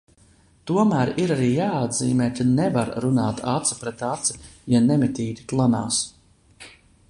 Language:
Latvian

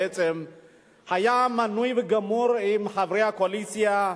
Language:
Hebrew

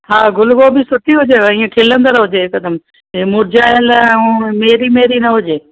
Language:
Sindhi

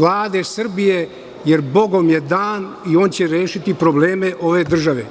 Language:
Serbian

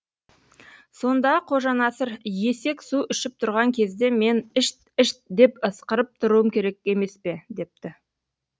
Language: Kazakh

